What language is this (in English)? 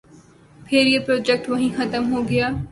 Urdu